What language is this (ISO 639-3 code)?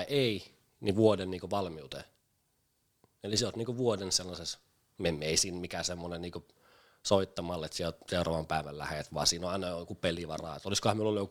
fin